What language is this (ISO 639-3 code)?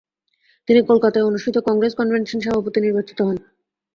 ben